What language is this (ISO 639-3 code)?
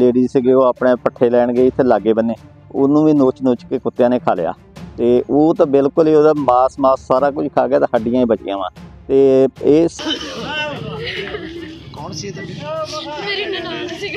pan